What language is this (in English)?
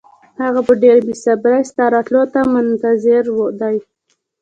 Pashto